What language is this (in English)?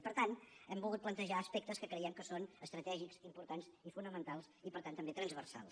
Catalan